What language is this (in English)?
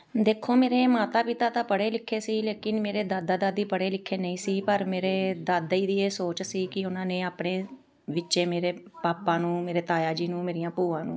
Punjabi